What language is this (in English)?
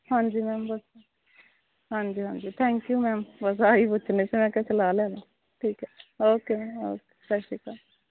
Punjabi